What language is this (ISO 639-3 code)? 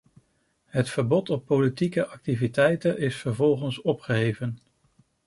nld